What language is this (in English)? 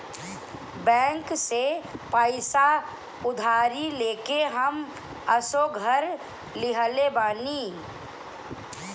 Bhojpuri